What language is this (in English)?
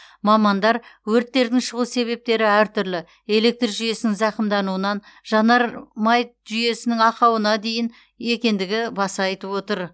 Kazakh